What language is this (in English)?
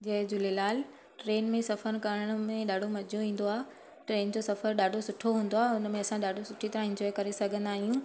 Sindhi